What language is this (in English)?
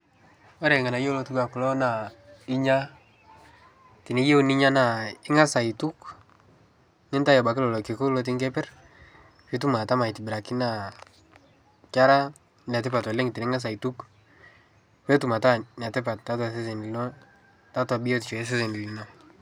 Masai